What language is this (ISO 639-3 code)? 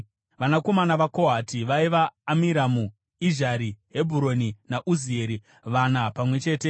sna